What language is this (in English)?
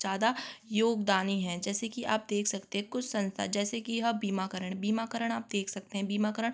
Hindi